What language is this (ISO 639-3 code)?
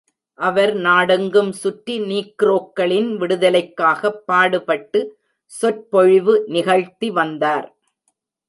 tam